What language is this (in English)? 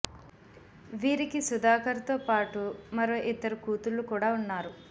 Telugu